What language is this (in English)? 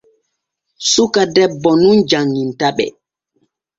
Borgu Fulfulde